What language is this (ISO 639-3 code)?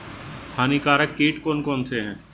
hin